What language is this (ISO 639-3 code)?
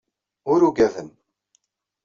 kab